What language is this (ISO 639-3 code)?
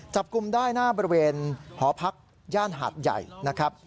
tha